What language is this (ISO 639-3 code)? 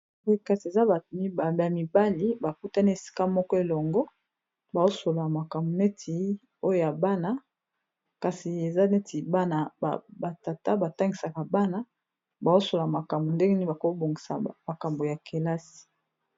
lin